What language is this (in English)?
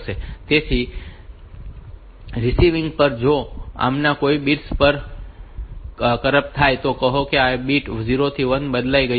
Gujarati